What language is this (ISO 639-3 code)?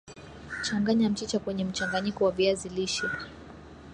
swa